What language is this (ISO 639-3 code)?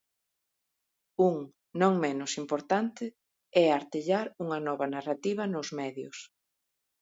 glg